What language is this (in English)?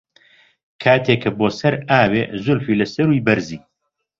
Central Kurdish